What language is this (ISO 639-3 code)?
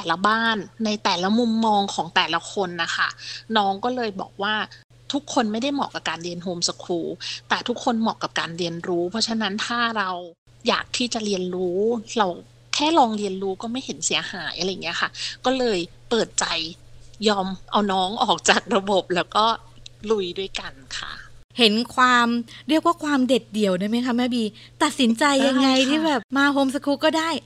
tha